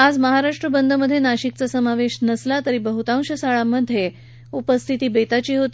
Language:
Marathi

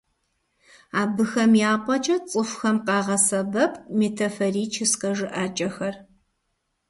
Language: Kabardian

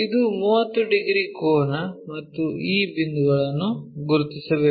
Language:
Kannada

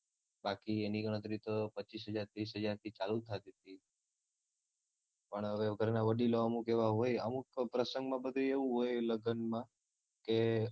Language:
Gujarati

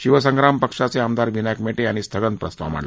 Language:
Marathi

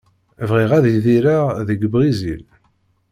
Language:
Kabyle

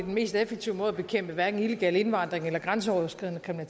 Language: Danish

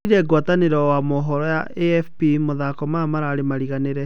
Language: Kikuyu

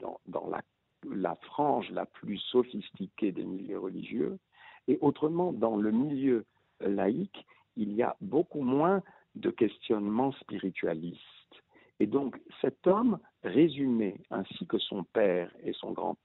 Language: French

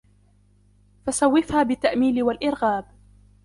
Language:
Arabic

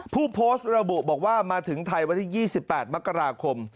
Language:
Thai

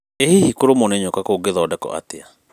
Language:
Kikuyu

